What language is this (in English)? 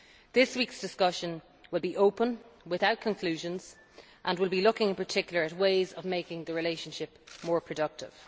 English